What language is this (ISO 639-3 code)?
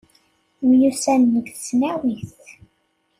kab